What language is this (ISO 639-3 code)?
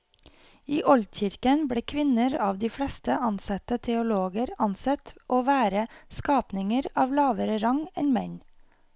nor